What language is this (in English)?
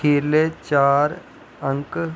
Dogri